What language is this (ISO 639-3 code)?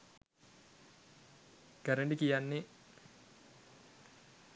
sin